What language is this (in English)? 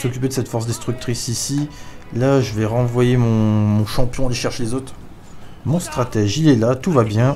French